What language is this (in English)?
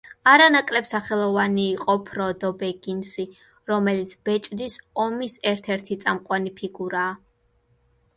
Georgian